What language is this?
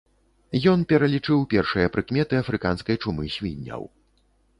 Belarusian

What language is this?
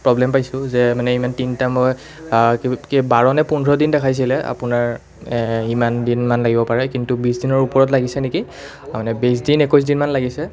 Assamese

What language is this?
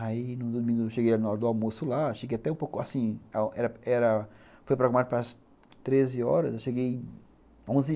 Portuguese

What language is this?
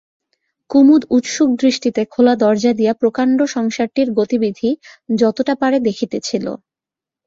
Bangla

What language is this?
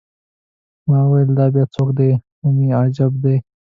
Pashto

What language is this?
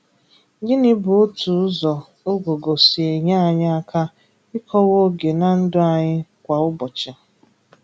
Igbo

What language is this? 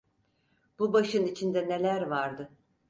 Turkish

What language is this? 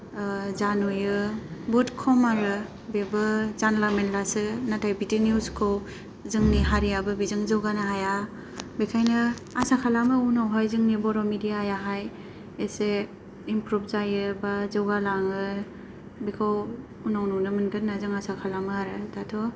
Bodo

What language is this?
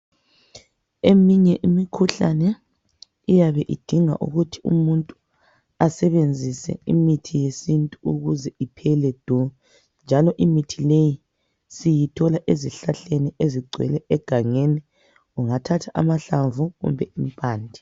North Ndebele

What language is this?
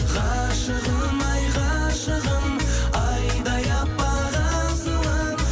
Kazakh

